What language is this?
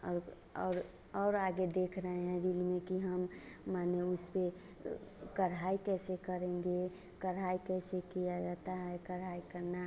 Hindi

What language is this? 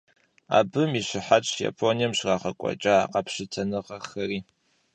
Kabardian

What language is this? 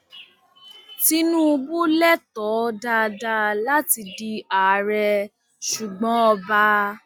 Yoruba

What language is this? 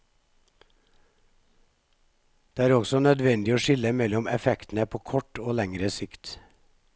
Norwegian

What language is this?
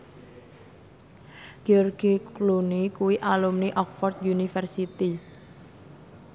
Javanese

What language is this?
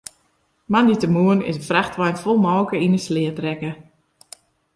Western Frisian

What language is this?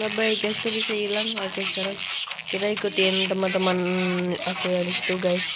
Indonesian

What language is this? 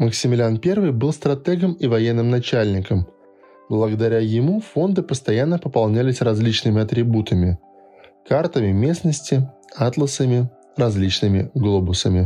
Russian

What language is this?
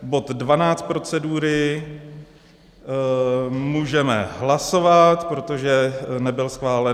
Czech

